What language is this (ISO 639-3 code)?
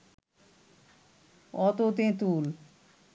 ben